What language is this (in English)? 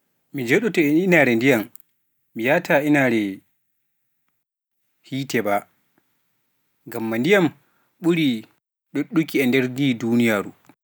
Pular